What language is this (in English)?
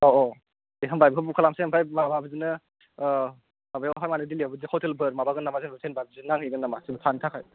Bodo